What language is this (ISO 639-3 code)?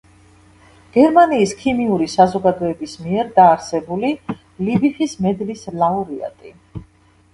kat